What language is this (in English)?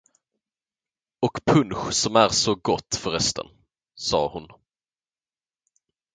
Swedish